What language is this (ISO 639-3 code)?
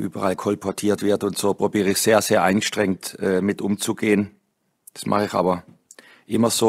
deu